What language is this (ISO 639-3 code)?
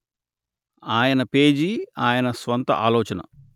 tel